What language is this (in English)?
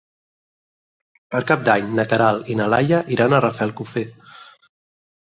Catalan